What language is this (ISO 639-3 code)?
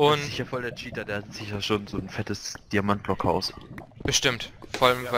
deu